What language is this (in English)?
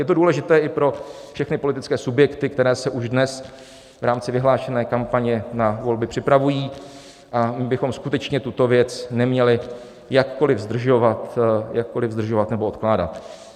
Czech